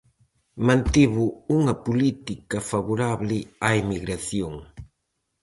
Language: Galician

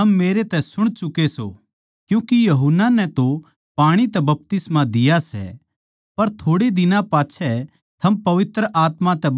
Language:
Haryanvi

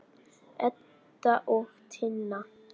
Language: Icelandic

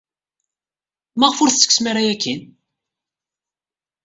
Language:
Kabyle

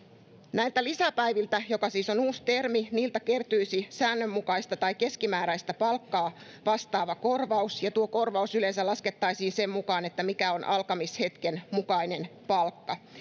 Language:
Finnish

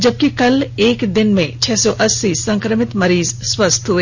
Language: Hindi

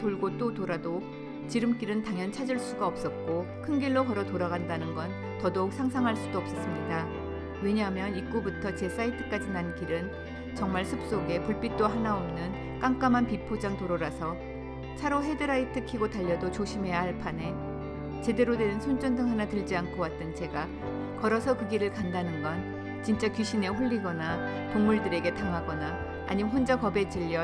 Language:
Korean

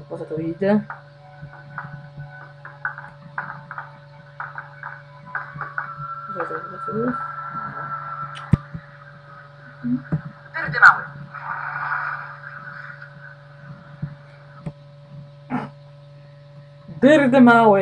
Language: Polish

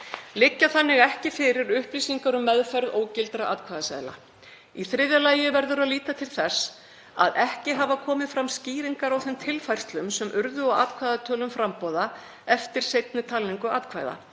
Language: Icelandic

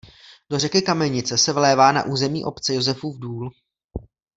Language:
Czech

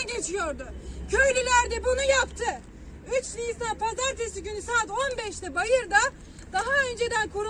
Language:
Turkish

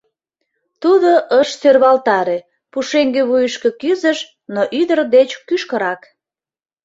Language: Mari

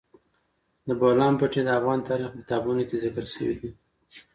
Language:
Pashto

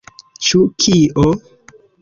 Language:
Esperanto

